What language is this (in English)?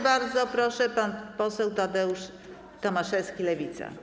Polish